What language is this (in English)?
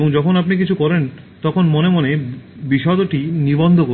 Bangla